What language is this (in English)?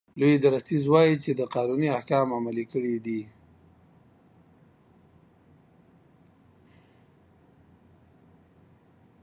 Pashto